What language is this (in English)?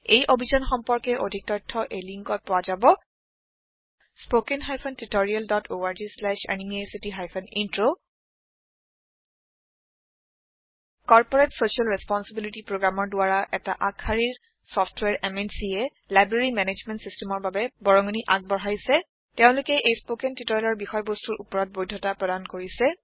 Assamese